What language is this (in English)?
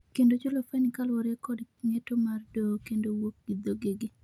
Luo (Kenya and Tanzania)